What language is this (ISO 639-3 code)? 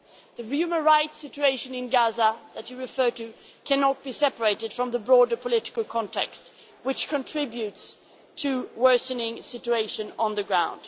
eng